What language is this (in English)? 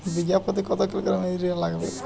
Bangla